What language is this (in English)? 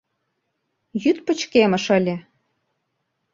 Mari